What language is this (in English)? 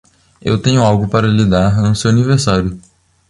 Portuguese